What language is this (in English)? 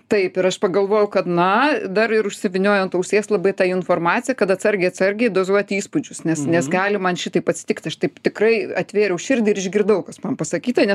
Lithuanian